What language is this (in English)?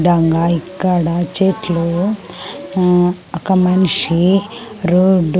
Telugu